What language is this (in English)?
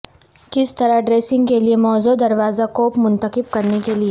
Urdu